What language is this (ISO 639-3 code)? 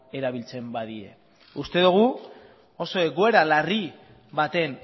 eus